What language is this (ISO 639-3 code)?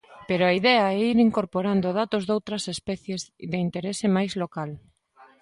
glg